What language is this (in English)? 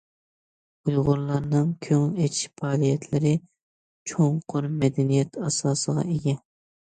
Uyghur